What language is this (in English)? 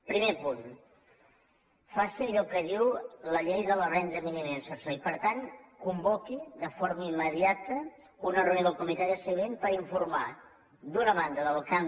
Catalan